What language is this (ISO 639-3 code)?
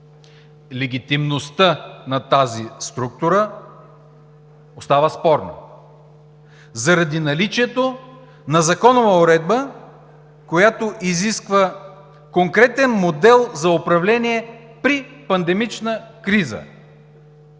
bul